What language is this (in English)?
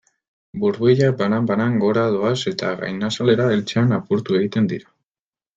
Basque